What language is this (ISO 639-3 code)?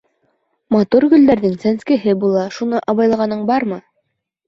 bak